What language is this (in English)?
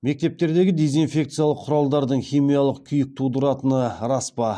Kazakh